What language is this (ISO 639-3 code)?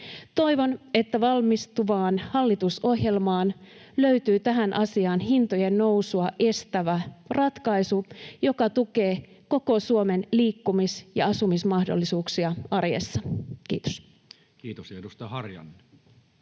fin